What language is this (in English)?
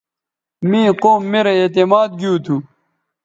Bateri